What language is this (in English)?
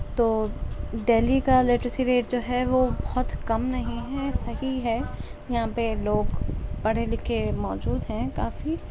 Urdu